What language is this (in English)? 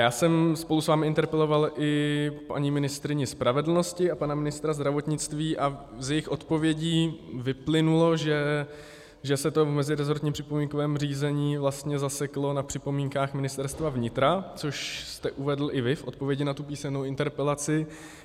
Czech